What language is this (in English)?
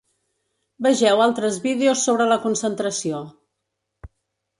Catalan